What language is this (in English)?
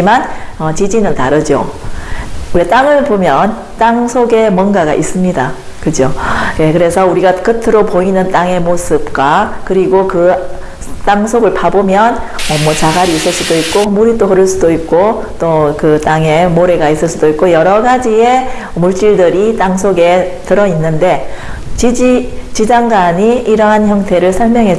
Korean